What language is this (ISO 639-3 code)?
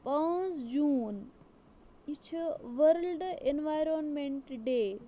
kas